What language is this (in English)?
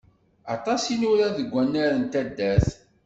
Kabyle